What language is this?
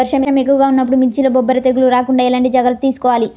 Telugu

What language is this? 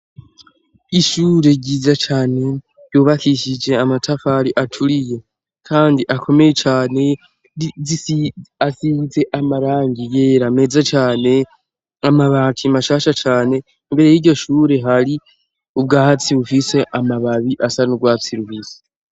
Rundi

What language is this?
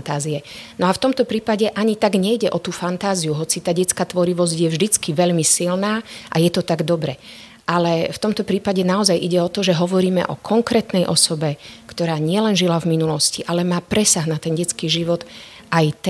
Slovak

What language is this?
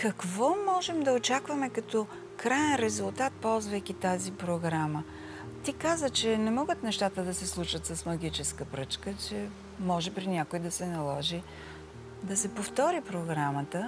Bulgarian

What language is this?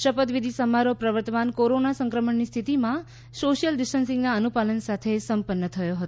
Gujarati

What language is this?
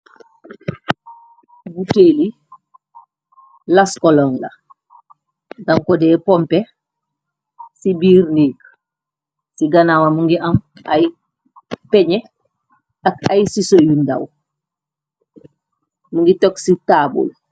Wolof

